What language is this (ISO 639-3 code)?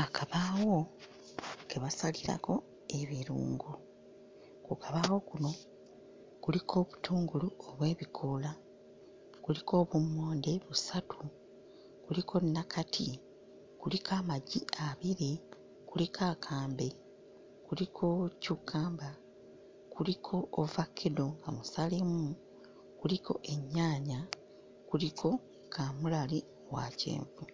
lug